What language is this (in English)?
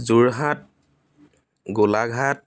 Assamese